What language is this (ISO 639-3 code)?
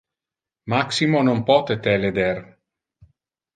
ina